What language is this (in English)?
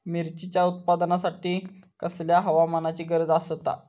Marathi